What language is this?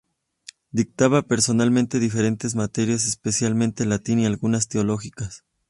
Spanish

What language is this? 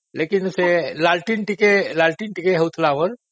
Odia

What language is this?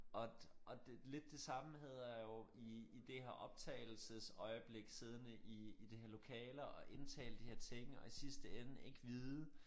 Danish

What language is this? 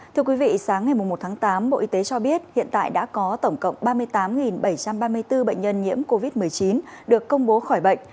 Vietnamese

